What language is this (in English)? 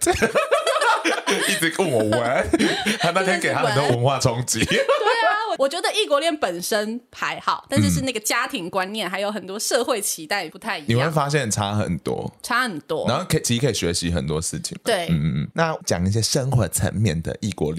Chinese